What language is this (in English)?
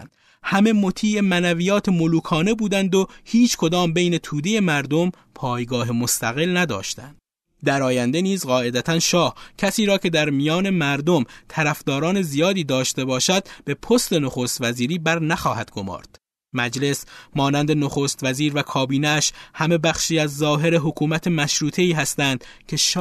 Persian